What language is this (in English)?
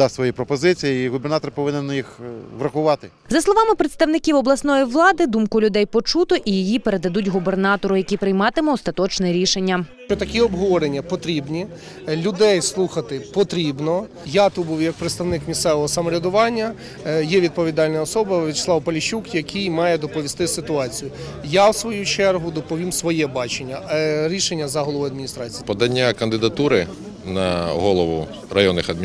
Ukrainian